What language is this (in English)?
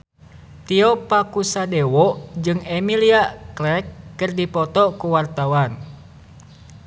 Sundanese